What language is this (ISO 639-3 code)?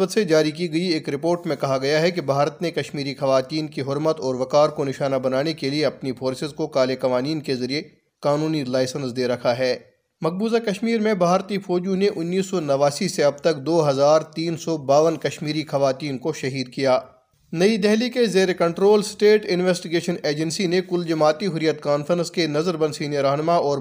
urd